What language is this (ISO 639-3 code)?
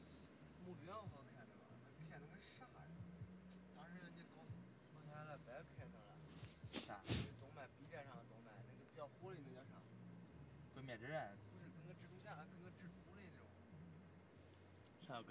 zho